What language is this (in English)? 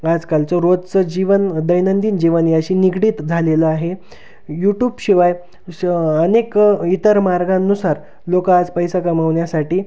Marathi